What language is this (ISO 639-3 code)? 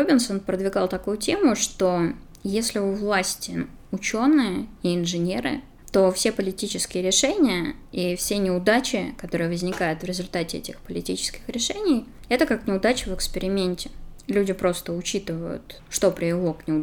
rus